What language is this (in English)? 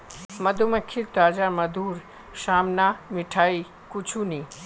Magahi